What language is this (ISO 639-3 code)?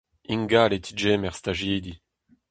bre